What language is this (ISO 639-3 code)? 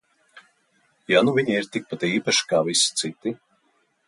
lav